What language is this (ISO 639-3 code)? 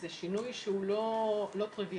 heb